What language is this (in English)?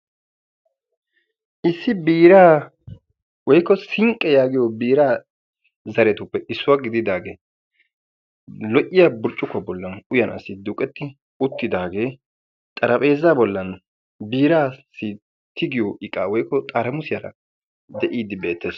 Wolaytta